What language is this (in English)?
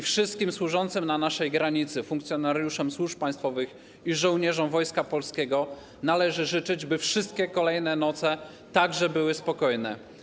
Polish